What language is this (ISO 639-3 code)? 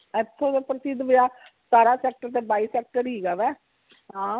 pan